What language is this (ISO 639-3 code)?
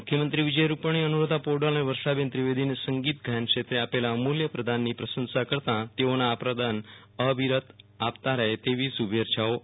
guj